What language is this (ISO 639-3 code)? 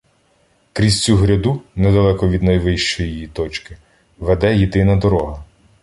ukr